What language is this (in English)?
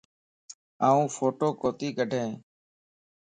Lasi